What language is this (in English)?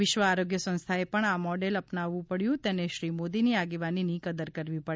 Gujarati